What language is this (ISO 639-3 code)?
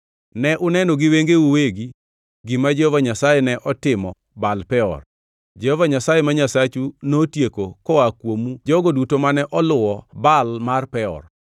luo